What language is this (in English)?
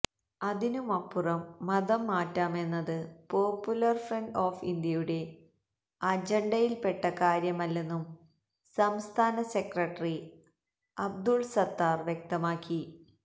Malayalam